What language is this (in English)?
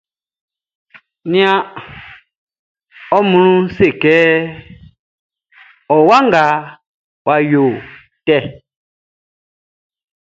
Baoulé